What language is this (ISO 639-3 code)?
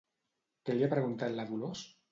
cat